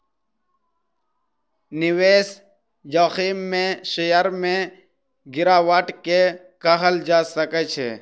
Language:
Maithili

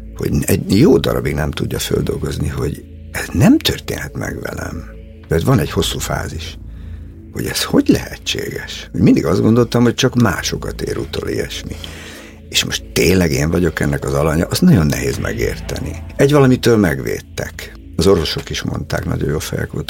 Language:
Hungarian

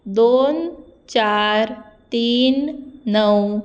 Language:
Konkani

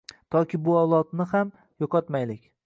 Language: Uzbek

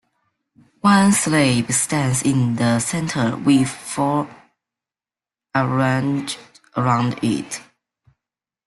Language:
English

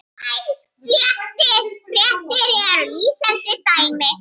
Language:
Icelandic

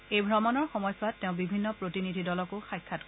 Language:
Assamese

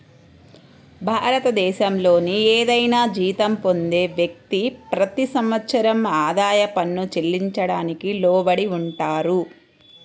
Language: Telugu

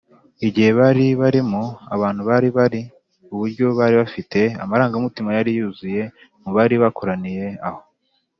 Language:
Kinyarwanda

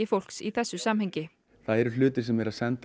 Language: Icelandic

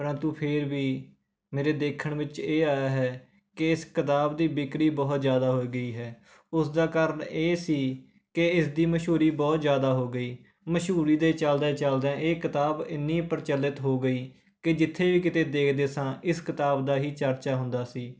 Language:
Punjabi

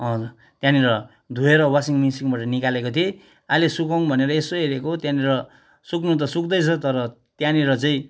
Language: Nepali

